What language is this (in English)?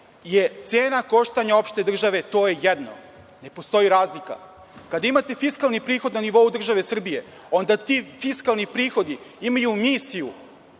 Serbian